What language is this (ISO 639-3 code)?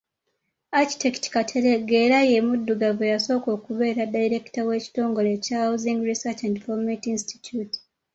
lug